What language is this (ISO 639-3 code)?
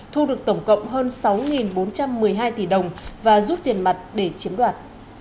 vie